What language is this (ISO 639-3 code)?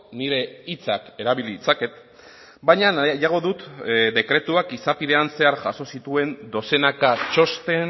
eus